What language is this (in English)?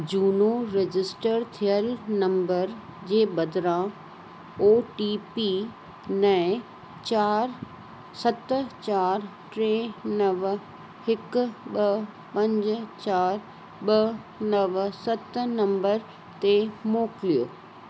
Sindhi